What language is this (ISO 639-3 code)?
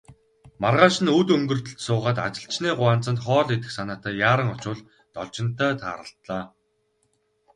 mon